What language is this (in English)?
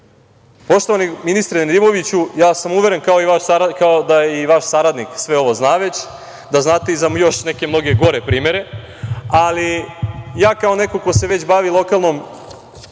Serbian